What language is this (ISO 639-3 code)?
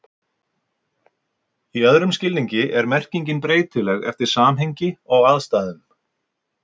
isl